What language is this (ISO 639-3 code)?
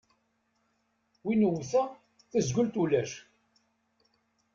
kab